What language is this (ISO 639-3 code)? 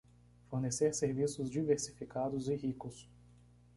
por